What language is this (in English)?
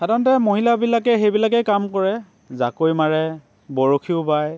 Assamese